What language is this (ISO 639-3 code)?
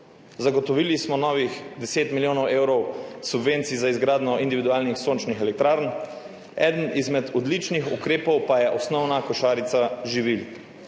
slv